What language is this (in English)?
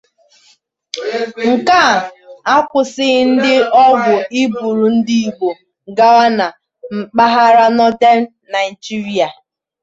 Igbo